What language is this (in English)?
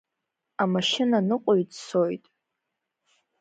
Abkhazian